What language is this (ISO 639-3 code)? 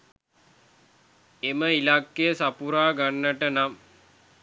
sin